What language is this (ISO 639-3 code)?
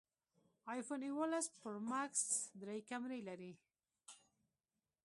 pus